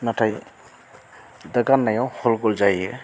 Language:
Bodo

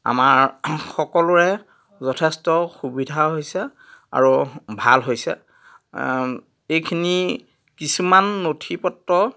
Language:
Assamese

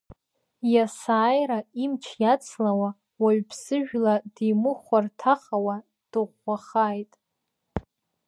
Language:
Abkhazian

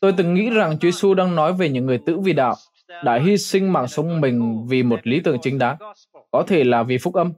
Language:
Vietnamese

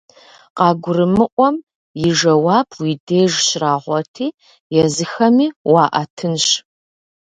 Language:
Kabardian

